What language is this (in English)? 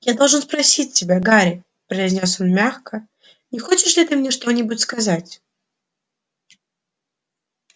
Russian